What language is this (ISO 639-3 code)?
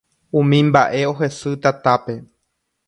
grn